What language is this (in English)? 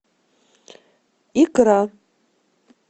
Russian